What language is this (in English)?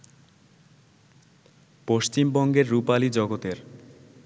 Bangla